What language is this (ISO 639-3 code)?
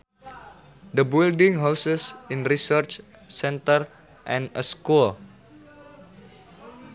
sun